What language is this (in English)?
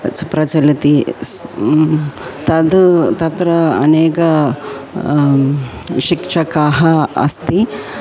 Sanskrit